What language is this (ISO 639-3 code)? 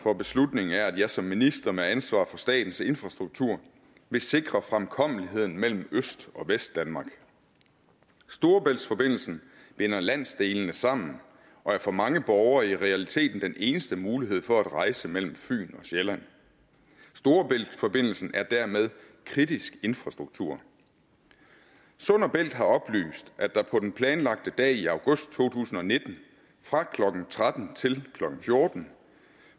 dan